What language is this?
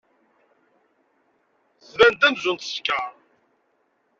Kabyle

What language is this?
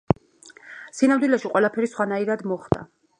Georgian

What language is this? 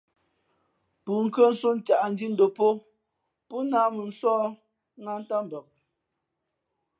Fe'fe'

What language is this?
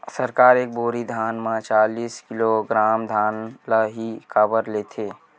Chhattisgarhi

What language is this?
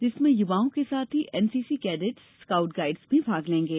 Hindi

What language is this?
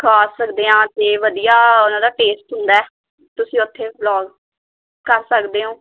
Punjabi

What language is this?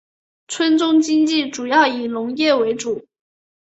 Chinese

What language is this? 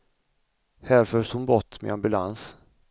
Swedish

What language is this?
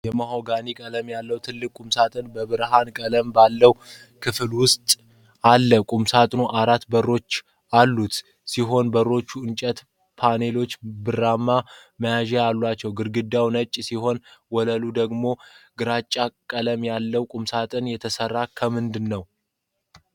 Amharic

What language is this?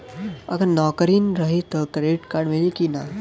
Bhojpuri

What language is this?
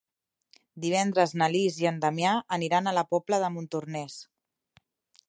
Catalan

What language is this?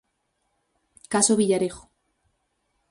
Galician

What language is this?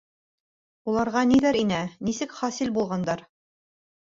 Bashkir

